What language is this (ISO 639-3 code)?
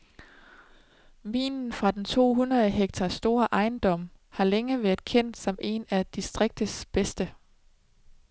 dan